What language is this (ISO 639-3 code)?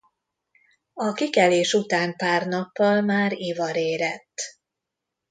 hun